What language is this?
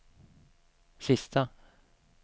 Swedish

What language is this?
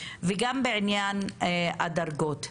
Hebrew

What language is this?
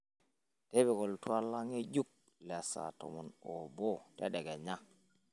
Masai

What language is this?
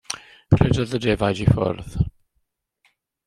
Welsh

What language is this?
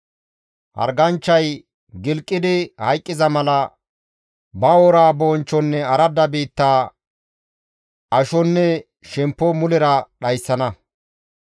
Gamo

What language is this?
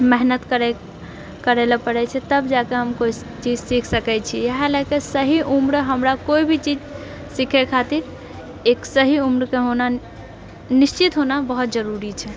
Maithili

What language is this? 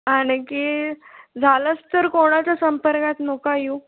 Marathi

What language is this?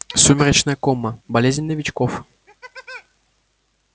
Russian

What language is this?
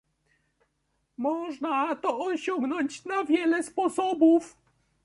Polish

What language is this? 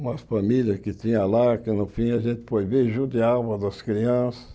Portuguese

